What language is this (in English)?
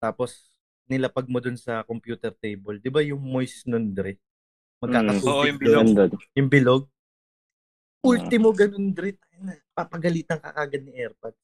Filipino